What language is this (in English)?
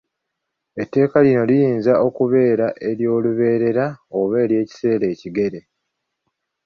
Ganda